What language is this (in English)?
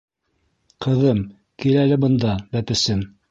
Bashkir